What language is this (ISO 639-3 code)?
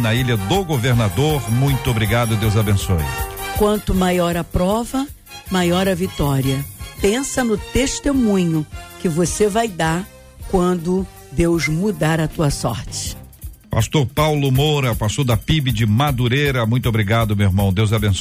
por